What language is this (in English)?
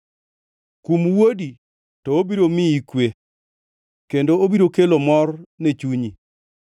Luo (Kenya and Tanzania)